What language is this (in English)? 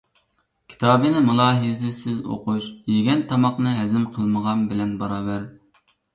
Uyghur